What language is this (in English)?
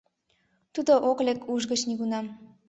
Mari